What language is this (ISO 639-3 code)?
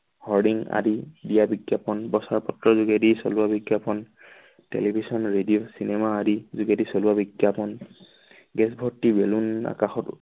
asm